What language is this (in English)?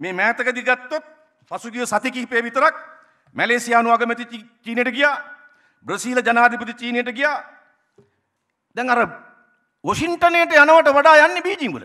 Indonesian